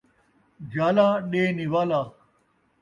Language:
Saraiki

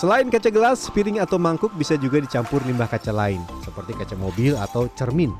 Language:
Indonesian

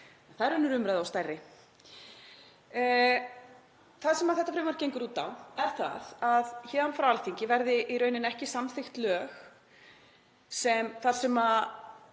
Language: Icelandic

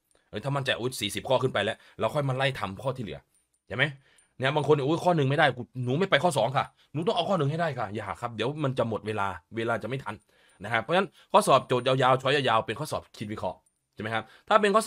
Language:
Thai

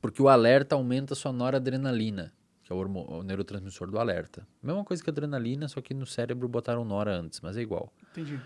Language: Portuguese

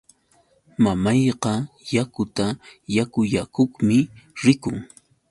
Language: Yauyos Quechua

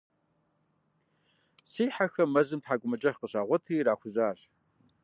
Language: Kabardian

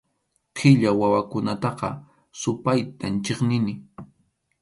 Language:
Arequipa-La Unión Quechua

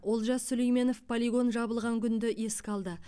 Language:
Kazakh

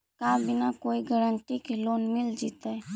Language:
Magahi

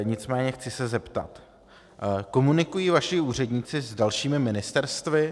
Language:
Czech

